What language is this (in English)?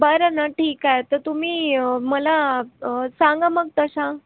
Marathi